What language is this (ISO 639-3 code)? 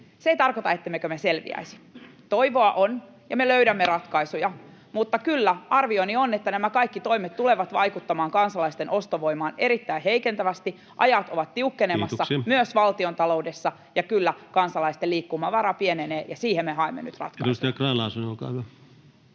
fin